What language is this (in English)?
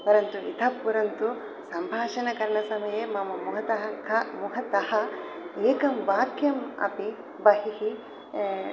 Sanskrit